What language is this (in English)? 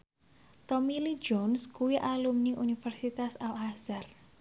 Javanese